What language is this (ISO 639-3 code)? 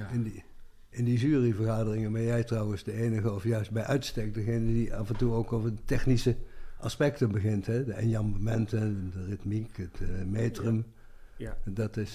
nld